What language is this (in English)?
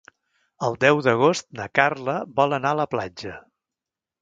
Catalan